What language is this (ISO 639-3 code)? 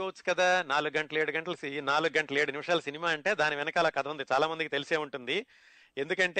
tel